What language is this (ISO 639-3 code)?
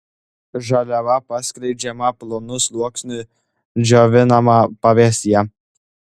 lit